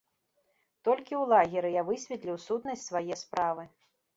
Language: Belarusian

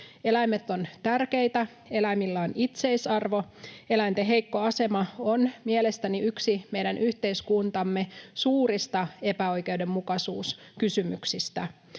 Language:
Finnish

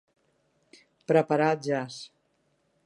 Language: Catalan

